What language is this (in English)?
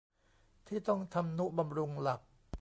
Thai